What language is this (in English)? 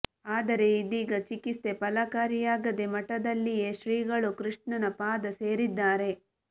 Kannada